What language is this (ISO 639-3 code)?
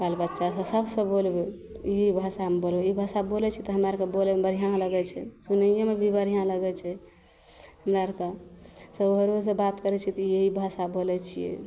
mai